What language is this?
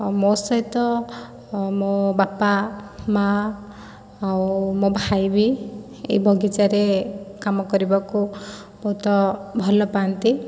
Odia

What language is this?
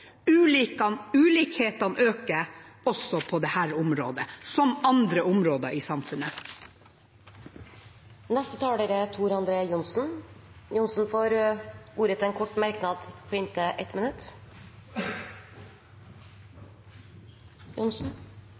Norwegian Bokmål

